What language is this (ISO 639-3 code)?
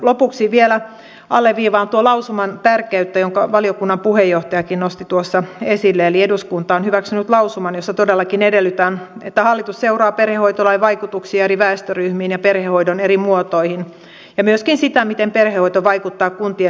fin